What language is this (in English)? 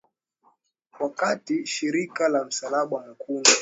Swahili